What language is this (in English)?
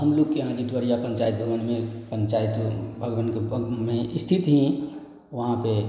Hindi